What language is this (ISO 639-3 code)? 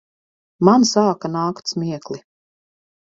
lav